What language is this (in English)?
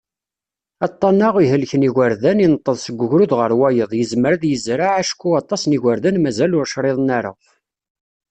Kabyle